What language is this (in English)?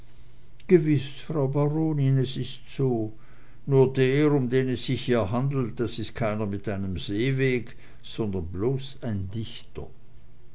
German